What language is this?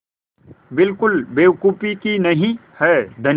Hindi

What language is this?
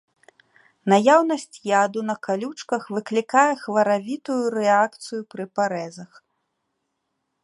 Belarusian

